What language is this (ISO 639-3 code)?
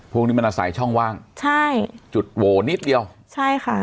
tha